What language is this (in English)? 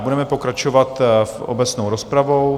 Czech